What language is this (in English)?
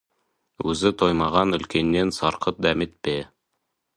Kazakh